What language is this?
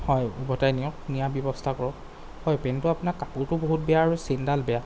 Assamese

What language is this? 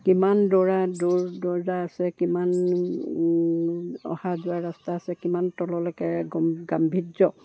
Assamese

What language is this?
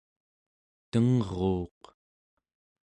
Central Yupik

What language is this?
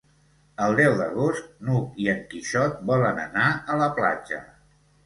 Catalan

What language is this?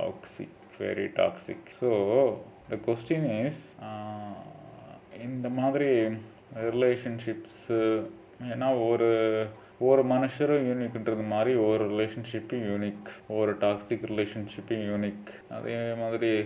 Tamil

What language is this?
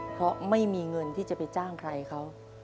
Thai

